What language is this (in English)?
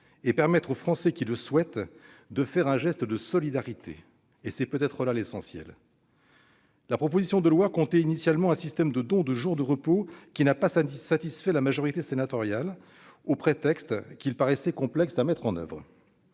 French